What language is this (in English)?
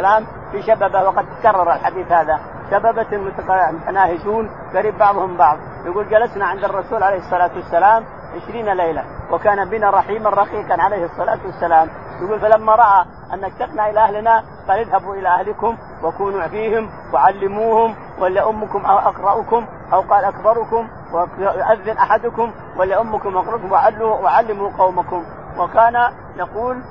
Arabic